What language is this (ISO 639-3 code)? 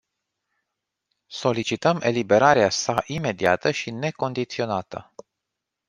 ron